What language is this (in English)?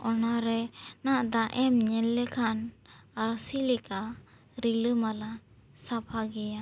Santali